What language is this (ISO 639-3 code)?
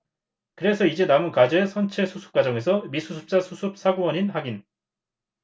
kor